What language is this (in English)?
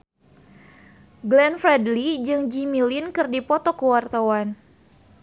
Sundanese